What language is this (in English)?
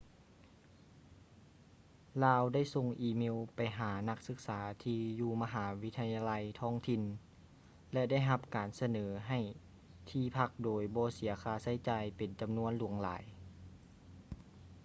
Lao